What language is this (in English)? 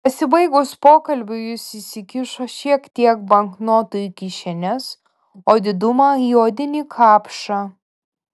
Lithuanian